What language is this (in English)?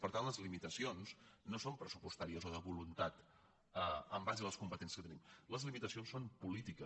Catalan